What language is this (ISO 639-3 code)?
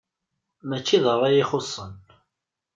kab